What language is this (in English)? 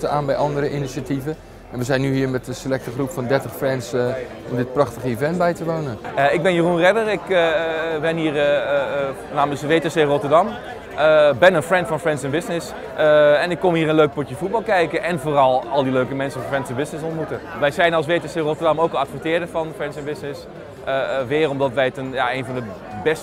Dutch